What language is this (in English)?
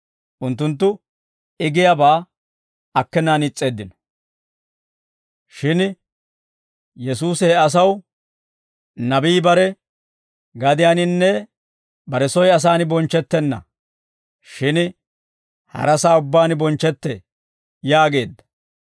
Dawro